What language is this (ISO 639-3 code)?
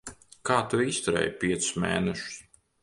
lav